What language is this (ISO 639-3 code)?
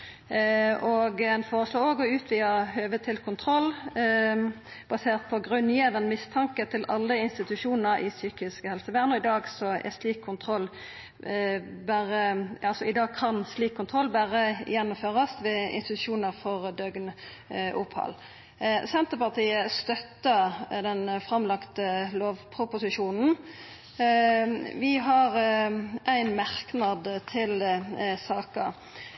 nno